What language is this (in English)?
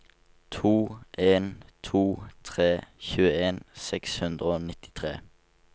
Norwegian